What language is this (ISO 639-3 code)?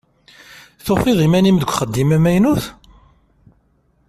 kab